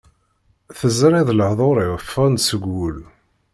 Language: Kabyle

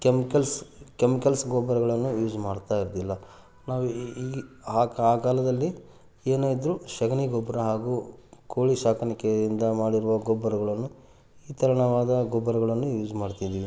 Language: Kannada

